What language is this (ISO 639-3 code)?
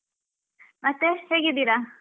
kan